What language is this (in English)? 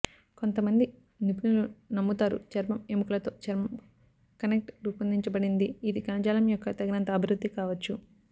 Telugu